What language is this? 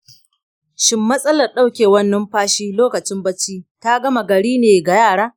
Hausa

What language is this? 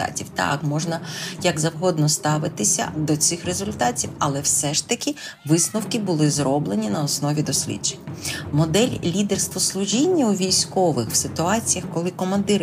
Ukrainian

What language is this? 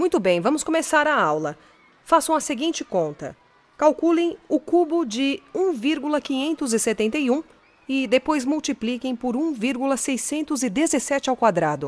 Portuguese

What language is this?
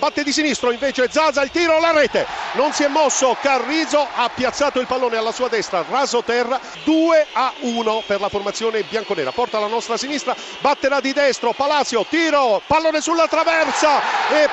Italian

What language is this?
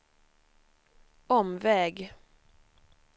Swedish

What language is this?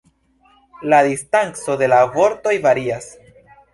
Esperanto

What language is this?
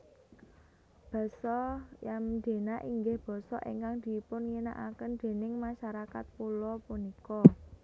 Javanese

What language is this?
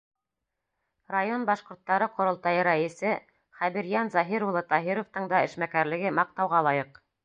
Bashkir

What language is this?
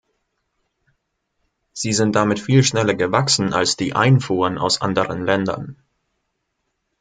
German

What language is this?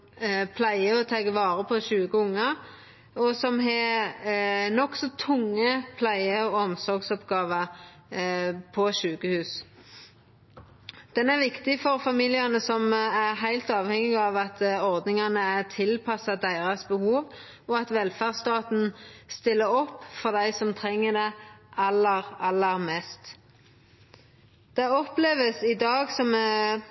Norwegian Nynorsk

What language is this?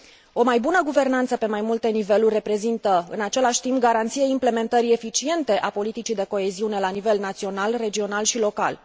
Romanian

